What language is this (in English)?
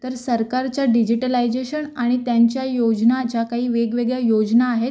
Marathi